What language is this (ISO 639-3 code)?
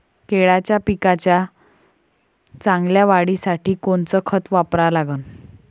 mar